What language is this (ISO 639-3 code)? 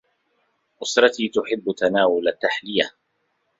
ara